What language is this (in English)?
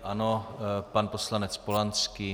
Czech